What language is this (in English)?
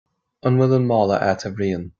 Irish